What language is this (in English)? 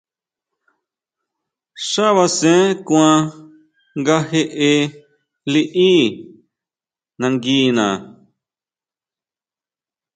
Huautla Mazatec